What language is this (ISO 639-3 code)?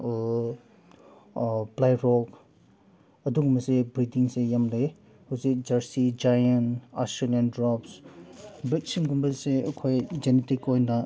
mni